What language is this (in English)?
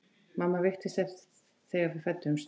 Icelandic